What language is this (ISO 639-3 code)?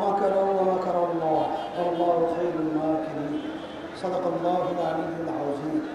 ben